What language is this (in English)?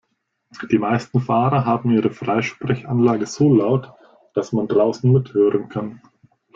German